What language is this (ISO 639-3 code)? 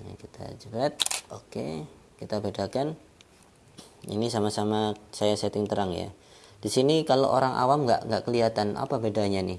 ind